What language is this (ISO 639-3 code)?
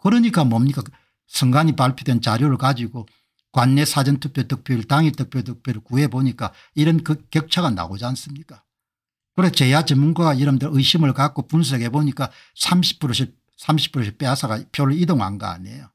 kor